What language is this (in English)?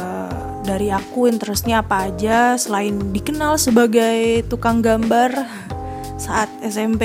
Indonesian